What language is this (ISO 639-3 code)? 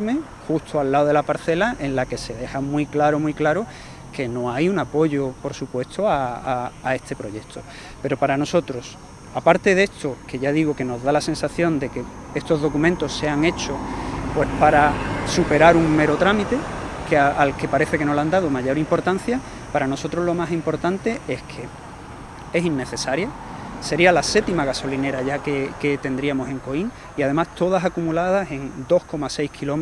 spa